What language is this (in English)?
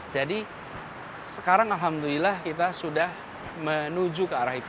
Indonesian